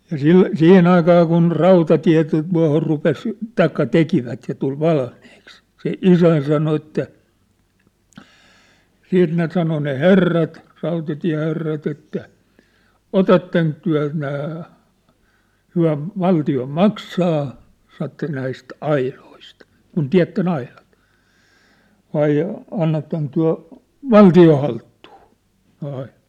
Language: Finnish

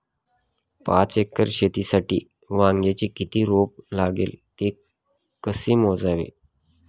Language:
Marathi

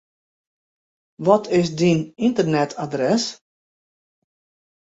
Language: Western Frisian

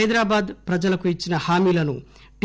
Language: Telugu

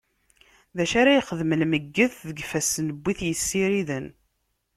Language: Kabyle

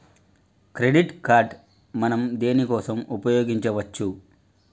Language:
Telugu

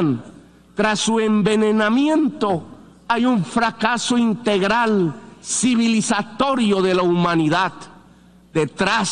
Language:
Spanish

